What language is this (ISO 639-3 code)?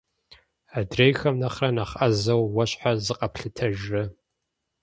kbd